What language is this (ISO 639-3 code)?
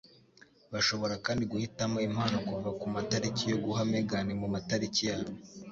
kin